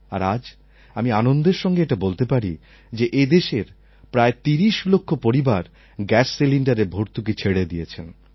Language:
Bangla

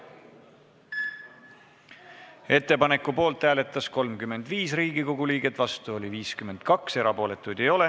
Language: Estonian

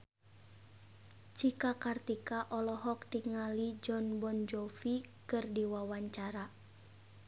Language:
Sundanese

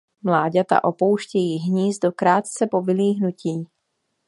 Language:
Czech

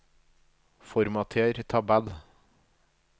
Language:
Norwegian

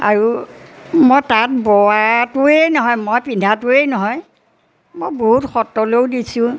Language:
Assamese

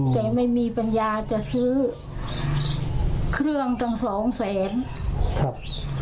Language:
Thai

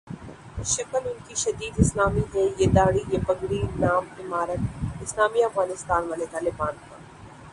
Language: Urdu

